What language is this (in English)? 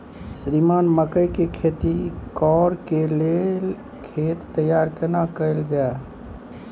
Maithili